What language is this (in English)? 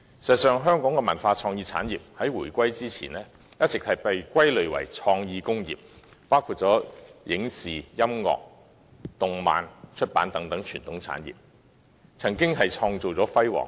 Cantonese